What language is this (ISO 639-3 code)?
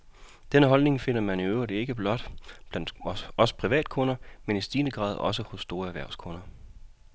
dan